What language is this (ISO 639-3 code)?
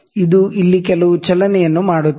kan